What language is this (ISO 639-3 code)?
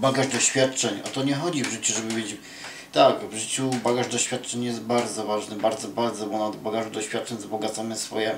pol